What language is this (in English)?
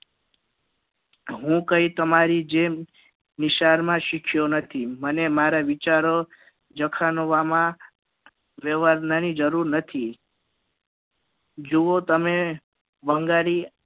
Gujarati